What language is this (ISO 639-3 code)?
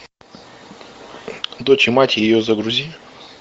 rus